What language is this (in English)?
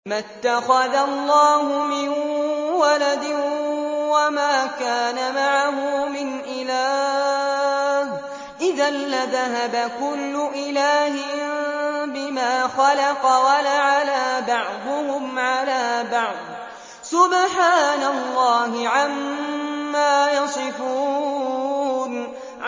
Arabic